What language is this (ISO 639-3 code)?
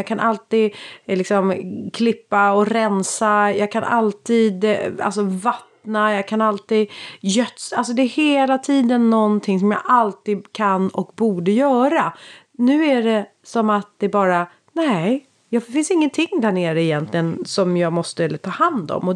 swe